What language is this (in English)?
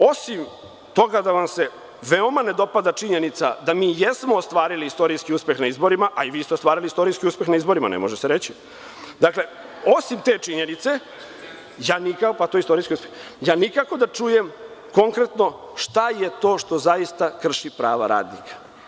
Serbian